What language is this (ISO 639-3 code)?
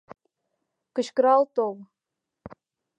chm